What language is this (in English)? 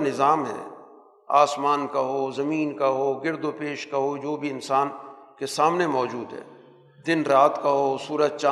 Urdu